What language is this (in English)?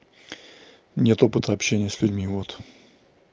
Russian